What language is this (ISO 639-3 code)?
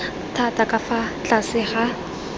tsn